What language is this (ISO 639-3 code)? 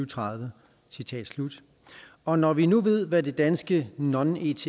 dan